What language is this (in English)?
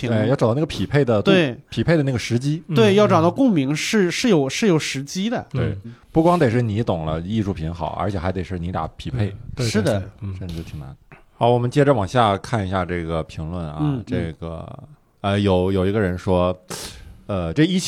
Chinese